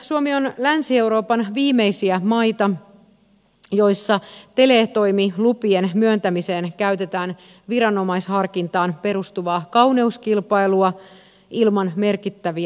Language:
Finnish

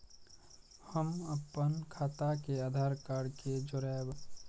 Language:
Maithili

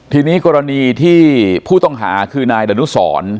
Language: Thai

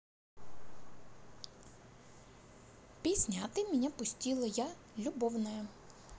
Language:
Russian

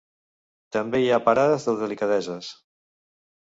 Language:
Catalan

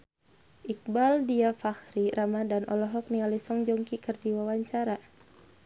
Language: Sundanese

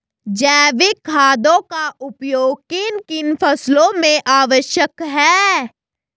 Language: Hindi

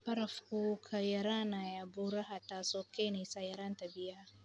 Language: Somali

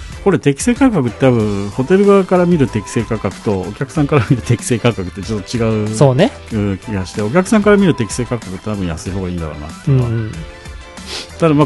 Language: Japanese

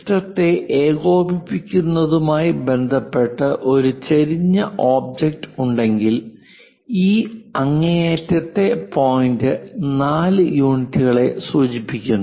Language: Malayalam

